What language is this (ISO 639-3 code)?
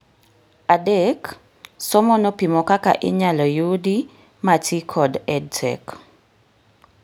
luo